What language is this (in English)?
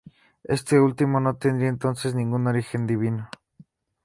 Spanish